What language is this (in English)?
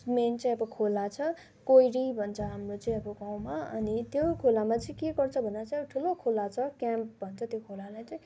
Nepali